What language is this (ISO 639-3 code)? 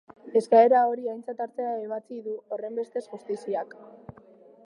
eus